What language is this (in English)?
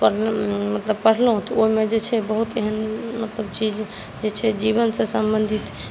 Maithili